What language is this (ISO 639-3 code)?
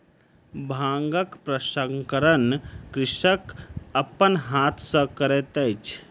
mai